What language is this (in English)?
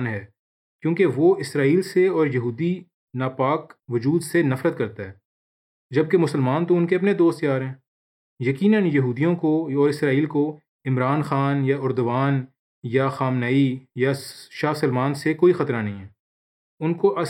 Urdu